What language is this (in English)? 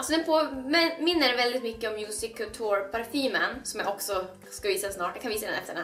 Swedish